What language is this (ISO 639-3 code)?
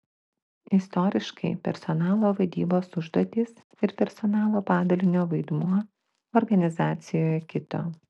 lit